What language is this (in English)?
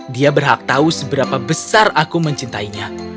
Indonesian